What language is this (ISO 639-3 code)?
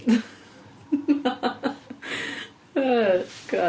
cym